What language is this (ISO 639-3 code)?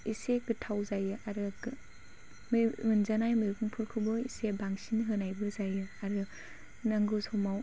brx